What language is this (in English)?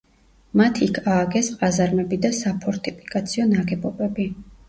Georgian